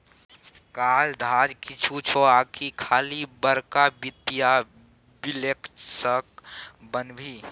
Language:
Maithili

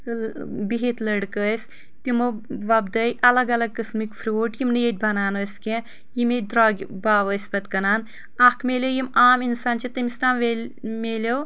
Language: Kashmiri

